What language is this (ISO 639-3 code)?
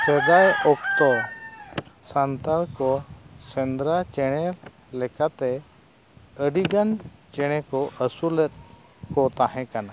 sat